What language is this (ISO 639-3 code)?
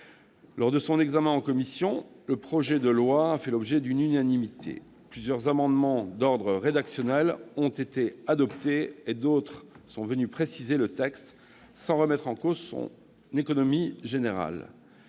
fra